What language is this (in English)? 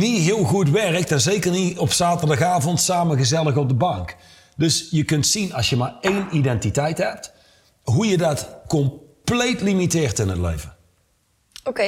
Dutch